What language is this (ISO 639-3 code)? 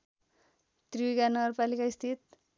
nep